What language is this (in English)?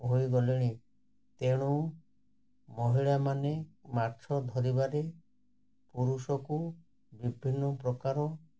Odia